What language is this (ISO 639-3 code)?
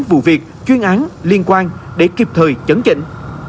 vie